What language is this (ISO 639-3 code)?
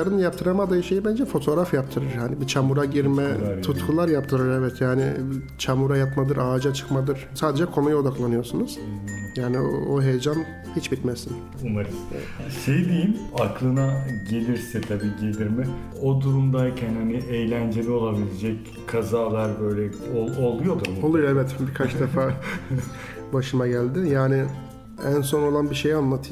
tur